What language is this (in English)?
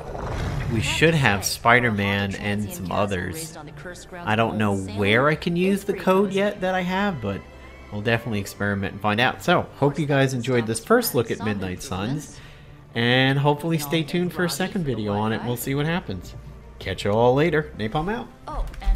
English